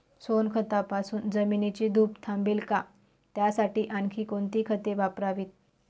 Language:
Marathi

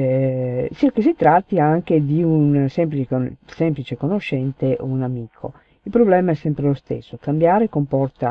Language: Italian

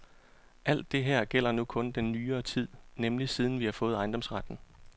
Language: Danish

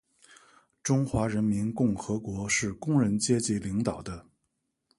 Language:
Chinese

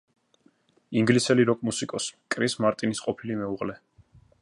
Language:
Georgian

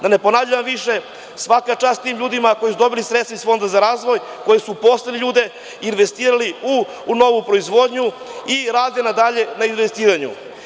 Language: Serbian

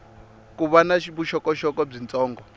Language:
Tsonga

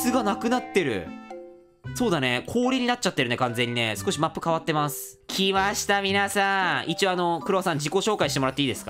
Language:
Japanese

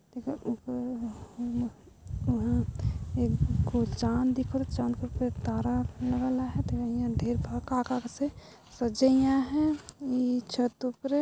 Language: Sadri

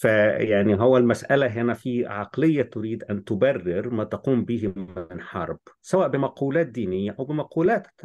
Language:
Arabic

